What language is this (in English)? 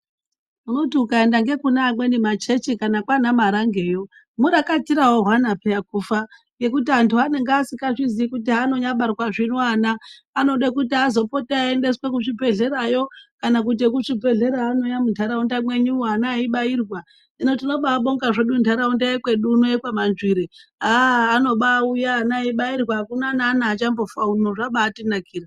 Ndau